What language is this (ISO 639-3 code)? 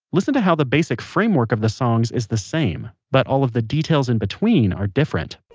eng